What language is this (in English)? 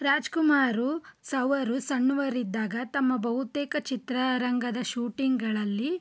Kannada